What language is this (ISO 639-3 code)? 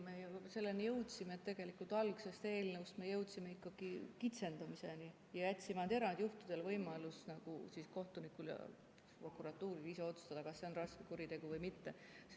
est